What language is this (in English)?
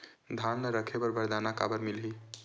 Chhattisgarhi